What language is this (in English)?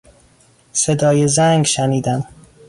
Persian